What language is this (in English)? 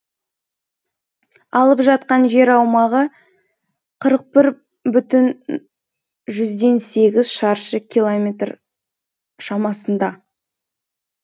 Kazakh